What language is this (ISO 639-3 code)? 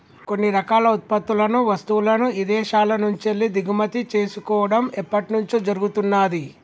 tel